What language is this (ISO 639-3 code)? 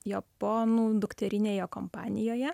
lit